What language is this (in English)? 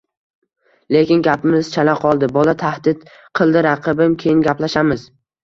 Uzbek